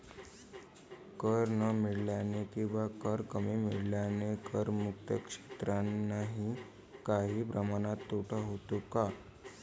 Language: Marathi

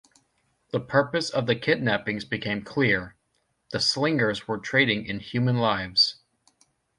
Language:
English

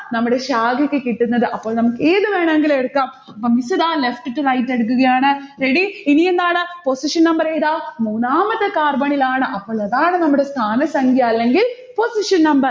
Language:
Malayalam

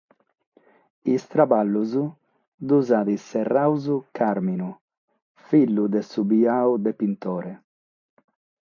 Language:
Sardinian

